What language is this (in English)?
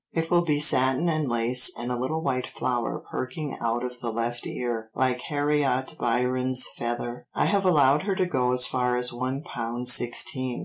English